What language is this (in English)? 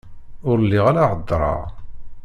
Kabyle